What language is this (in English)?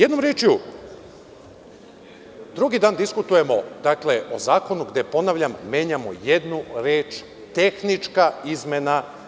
Serbian